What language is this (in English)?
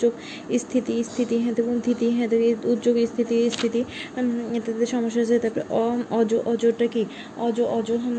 Bangla